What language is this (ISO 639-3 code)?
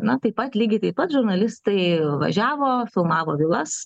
lit